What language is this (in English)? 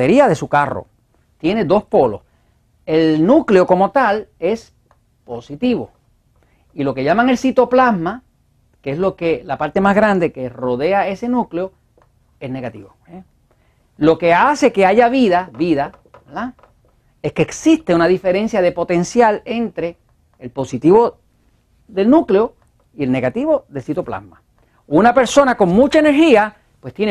Spanish